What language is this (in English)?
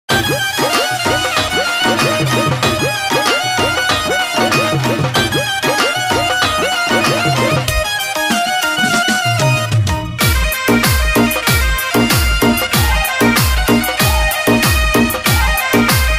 Hindi